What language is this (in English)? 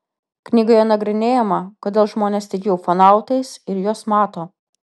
Lithuanian